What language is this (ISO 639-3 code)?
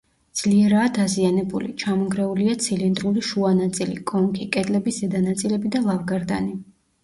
kat